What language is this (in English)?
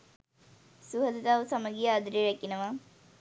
Sinhala